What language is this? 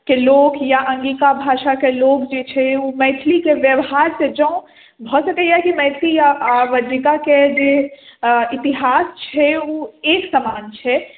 Maithili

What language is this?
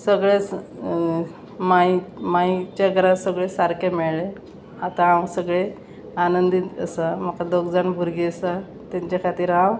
Konkani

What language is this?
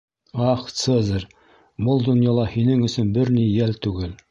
Bashkir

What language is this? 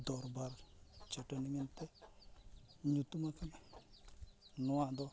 Santali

